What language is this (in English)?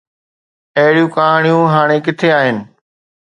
Sindhi